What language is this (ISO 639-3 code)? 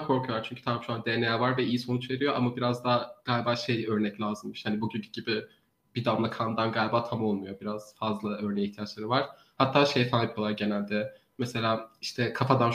tur